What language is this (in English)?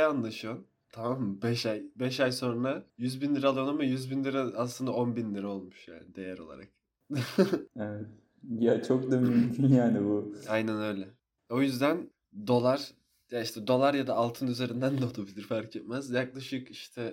Turkish